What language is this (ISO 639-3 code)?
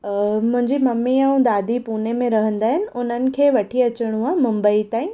snd